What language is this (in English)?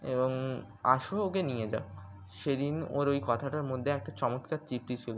Bangla